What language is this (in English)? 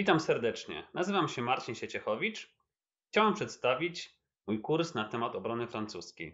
Polish